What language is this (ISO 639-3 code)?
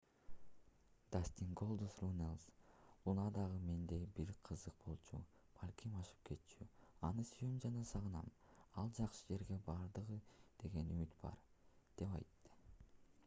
kir